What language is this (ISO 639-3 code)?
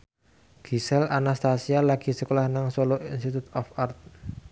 jav